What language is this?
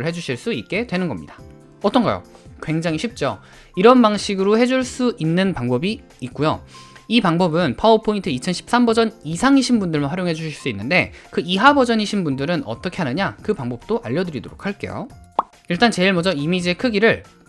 Korean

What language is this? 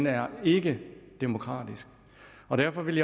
Danish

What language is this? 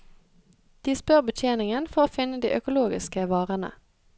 Norwegian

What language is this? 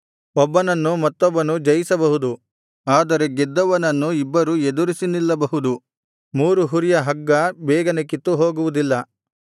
Kannada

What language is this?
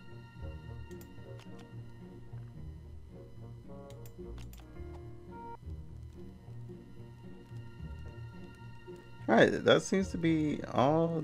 English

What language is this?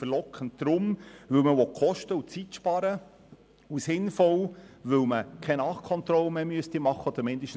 Swiss German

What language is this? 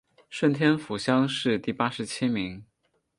Chinese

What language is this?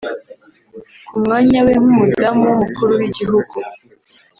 Kinyarwanda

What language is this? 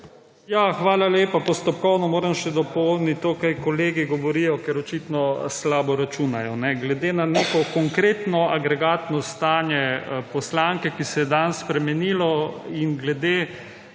Slovenian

